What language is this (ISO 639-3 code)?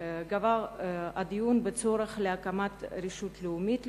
heb